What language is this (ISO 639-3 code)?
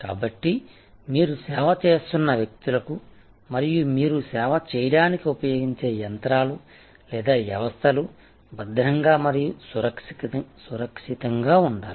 tel